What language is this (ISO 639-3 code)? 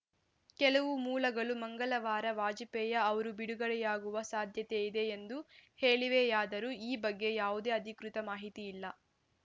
kan